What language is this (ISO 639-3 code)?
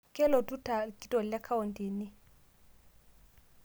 mas